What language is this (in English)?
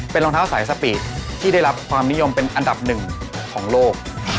Thai